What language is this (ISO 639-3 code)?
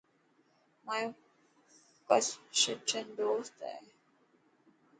mki